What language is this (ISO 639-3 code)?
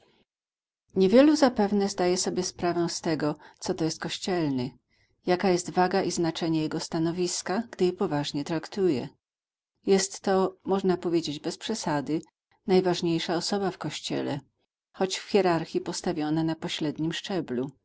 pol